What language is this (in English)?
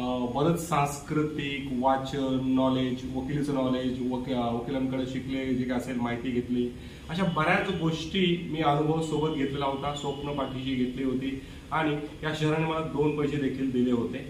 Romanian